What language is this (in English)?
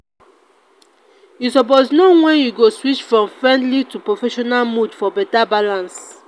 Nigerian Pidgin